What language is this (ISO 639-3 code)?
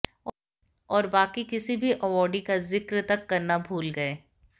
hin